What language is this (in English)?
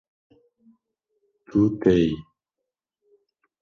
Kurdish